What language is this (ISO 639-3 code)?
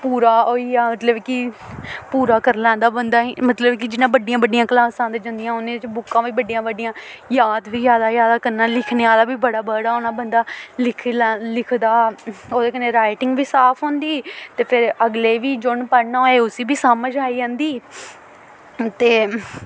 doi